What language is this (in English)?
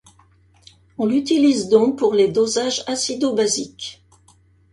French